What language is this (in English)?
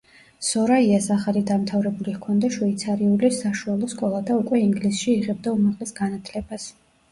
Georgian